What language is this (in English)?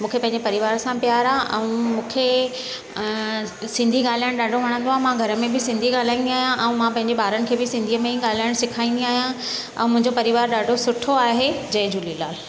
Sindhi